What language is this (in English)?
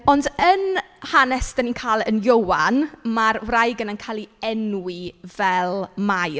Welsh